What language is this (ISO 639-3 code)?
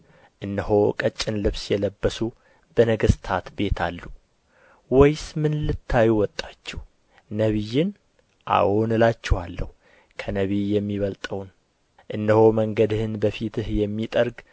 amh